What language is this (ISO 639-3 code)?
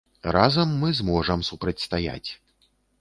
bel